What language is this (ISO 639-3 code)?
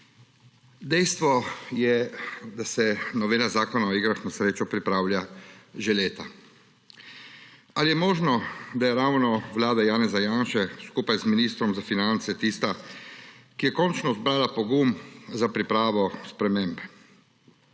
slv